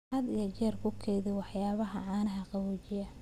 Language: Somali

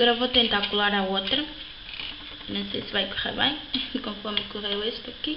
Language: Portuguese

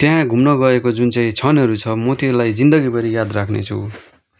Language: Nepali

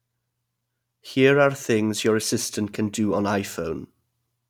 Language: English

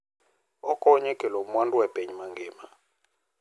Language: Luo (Kenya and Tanzania)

